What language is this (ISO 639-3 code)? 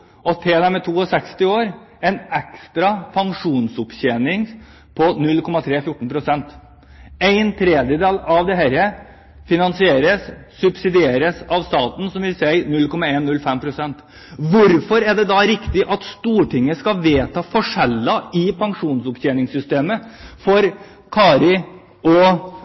nob